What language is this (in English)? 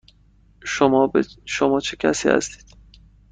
Persian